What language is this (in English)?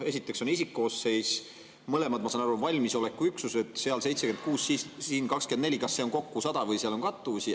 Estonian